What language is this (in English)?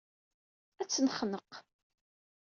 Kabyle